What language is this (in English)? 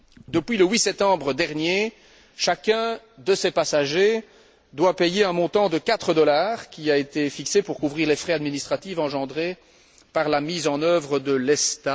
French